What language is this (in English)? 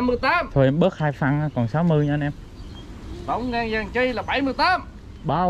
Vietnamese